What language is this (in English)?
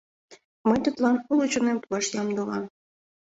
Mari